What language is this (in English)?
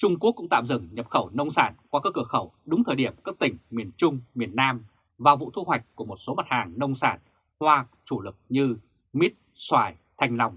Vietnamese